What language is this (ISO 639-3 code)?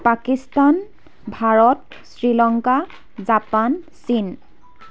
asm